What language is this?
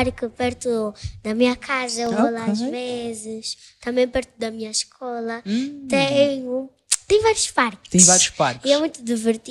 Portuguese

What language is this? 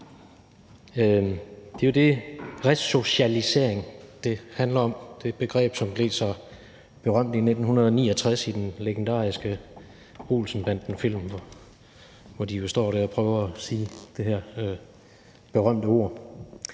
Danish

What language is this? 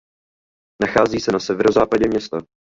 Czech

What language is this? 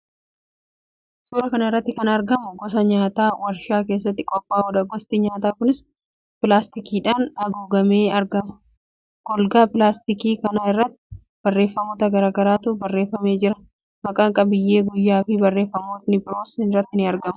Oromo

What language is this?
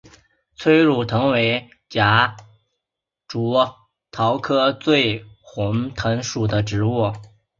Chinese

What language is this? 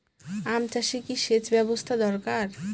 Bangla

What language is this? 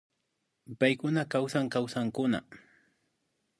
Imbabura Highland Quichua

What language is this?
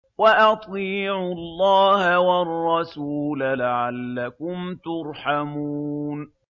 Arabic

